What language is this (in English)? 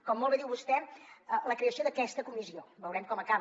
Catalan